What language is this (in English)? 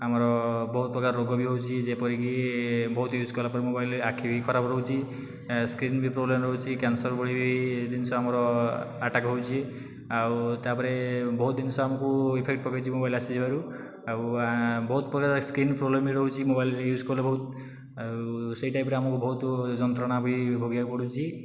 Odia